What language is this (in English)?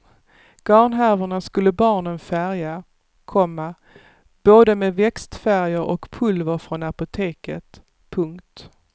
Swedish